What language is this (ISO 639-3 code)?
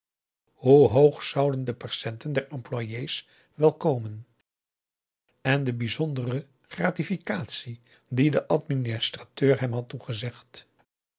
nld